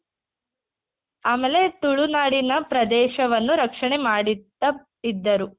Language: Kannada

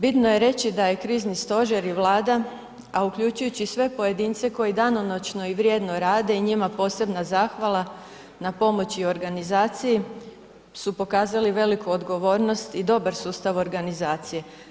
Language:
Croatian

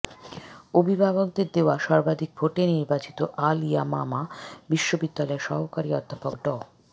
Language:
Bangla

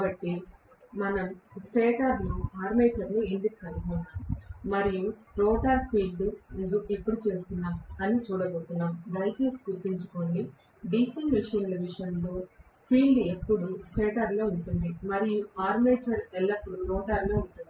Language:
Telugu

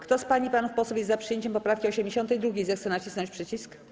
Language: Polish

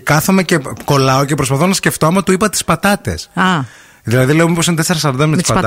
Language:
Greek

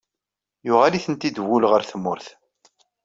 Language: Kabyle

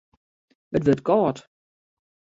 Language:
Western Frisian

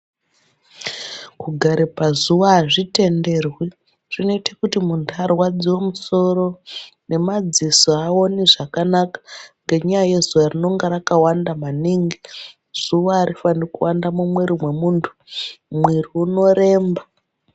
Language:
Ndau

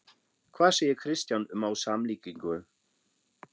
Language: Icelandic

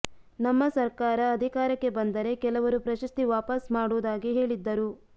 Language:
Kannada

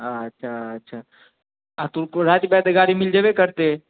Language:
Maithili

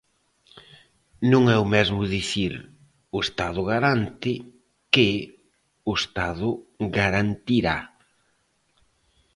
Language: Galician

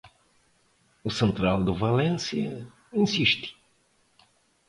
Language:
Galician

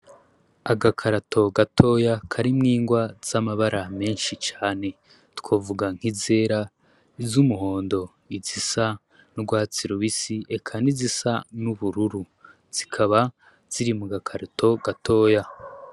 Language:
Rundi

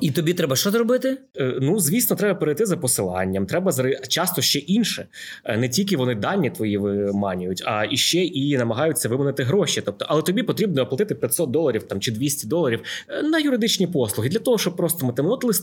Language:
Ukrainian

